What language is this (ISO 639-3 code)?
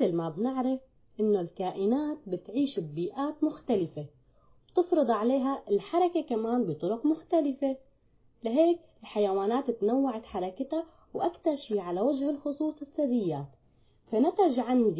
ara